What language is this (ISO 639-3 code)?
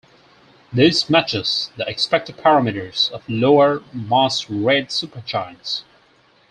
eng